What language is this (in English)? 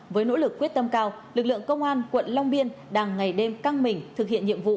Vietnamese